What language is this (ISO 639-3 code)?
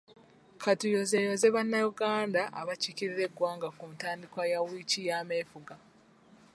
lug